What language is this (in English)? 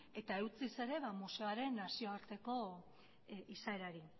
Basque